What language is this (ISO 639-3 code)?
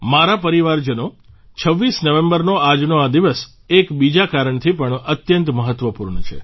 guj